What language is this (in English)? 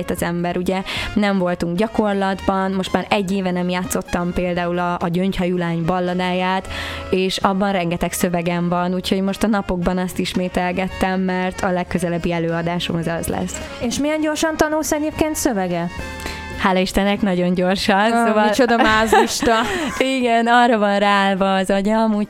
Hungarian